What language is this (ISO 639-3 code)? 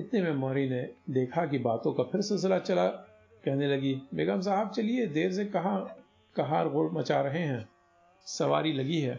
hin